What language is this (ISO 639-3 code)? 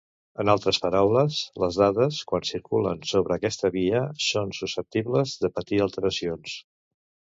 cat